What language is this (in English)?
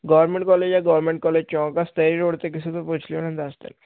Punjabi